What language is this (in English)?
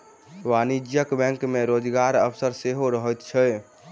Maithili